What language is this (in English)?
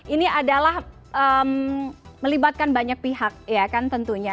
Indonesian